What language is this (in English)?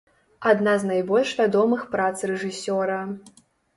Belarusian